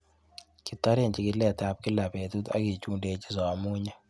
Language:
Kalenjin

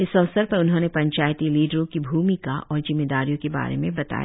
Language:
Hindi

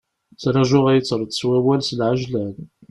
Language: Kabyle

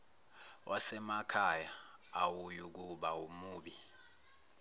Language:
Zulu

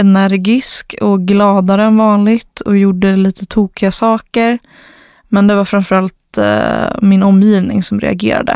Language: Swedish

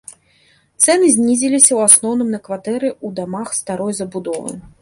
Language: Belarusian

